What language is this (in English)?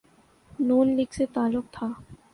Urdu